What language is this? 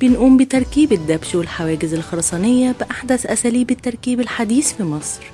Arabic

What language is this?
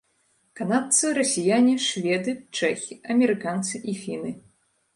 Belarusian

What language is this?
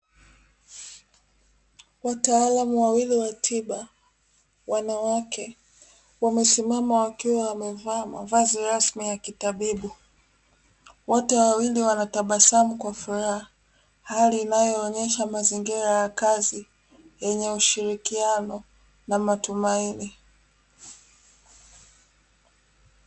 Swahili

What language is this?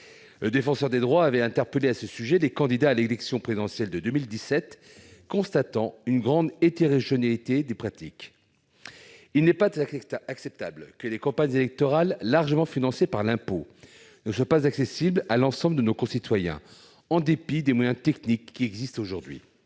French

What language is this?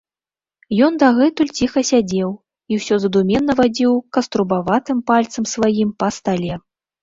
Belarusian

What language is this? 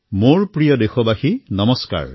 Assamese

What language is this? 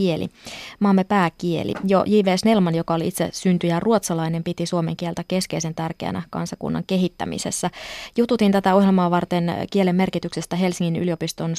Finnish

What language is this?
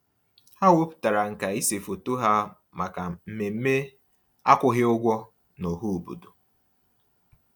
Igbo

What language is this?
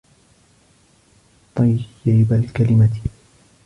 Arabic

